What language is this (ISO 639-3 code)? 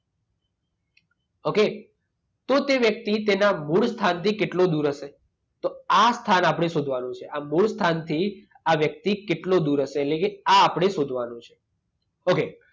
guj